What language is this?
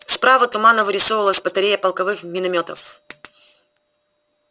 Russian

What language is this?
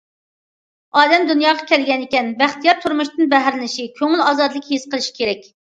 Uyghur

